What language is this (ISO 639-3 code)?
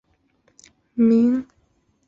zho